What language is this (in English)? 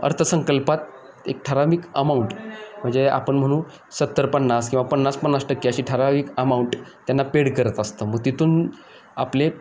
Marathi